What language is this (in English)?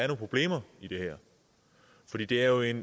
Danish